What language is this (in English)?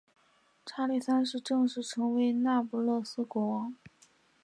Chinese